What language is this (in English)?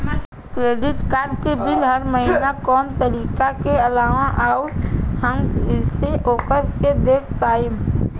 Bhojpuri